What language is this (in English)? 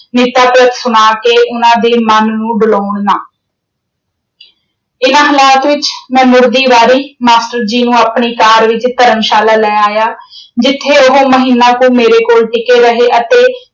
Punjabi